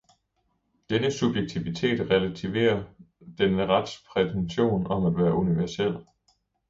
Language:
Danish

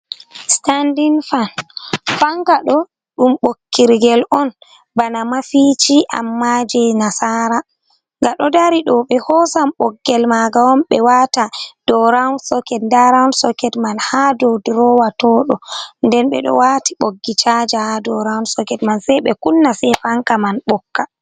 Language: Fula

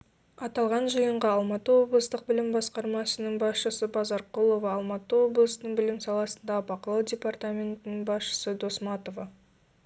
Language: Kazakh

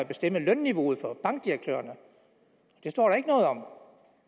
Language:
Danish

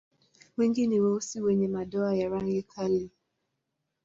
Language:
Swahili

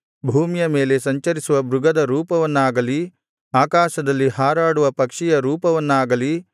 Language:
Kannada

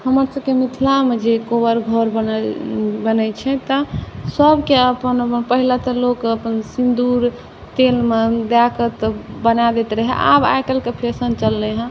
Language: Maithili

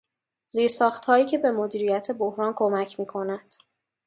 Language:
Persian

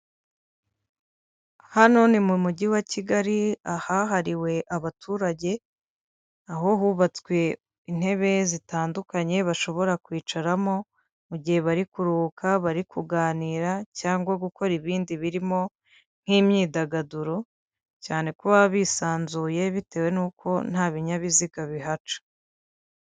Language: Kinyarwanda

